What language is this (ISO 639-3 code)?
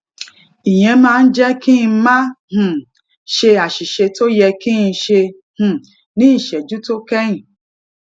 yor